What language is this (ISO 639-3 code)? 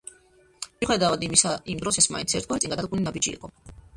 kat